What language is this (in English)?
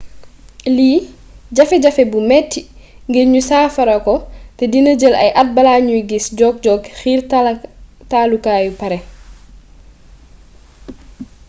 Wolof